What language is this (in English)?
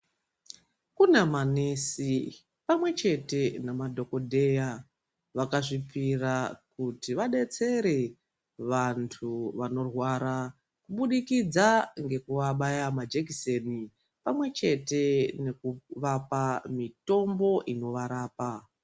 Ndau